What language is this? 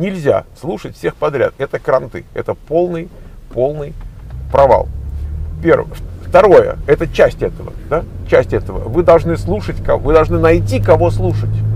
Russian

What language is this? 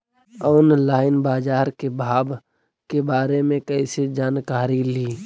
Magahi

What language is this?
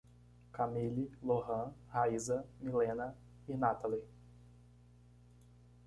Portuguese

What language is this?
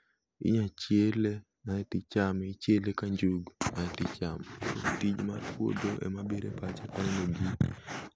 Luo (Kenya and Tanzania)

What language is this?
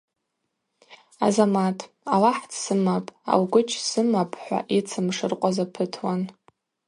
Abaza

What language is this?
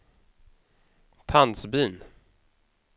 Swedish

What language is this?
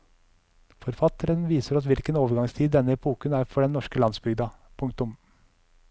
Norwegian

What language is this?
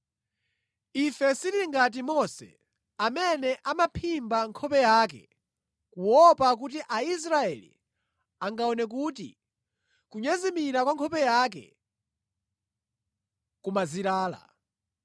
Nyanja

